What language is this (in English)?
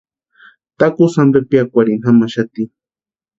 Western Highland Purepecha